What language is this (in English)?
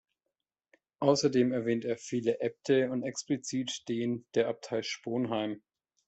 German